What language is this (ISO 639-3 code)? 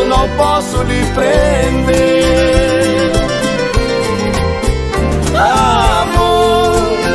por